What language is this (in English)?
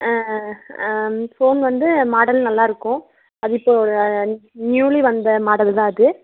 Tamil